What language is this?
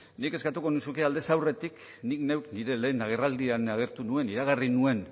Basque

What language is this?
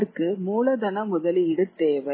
Tamil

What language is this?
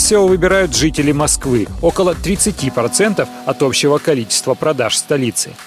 Russian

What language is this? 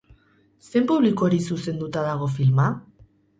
Basque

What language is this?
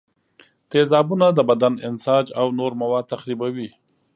Pashto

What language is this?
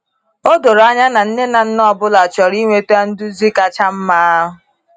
Igbo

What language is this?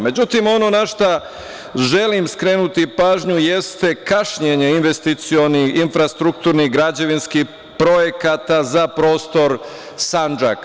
Serbian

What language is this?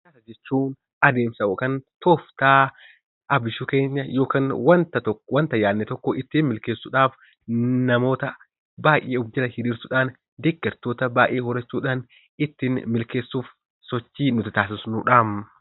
Oromo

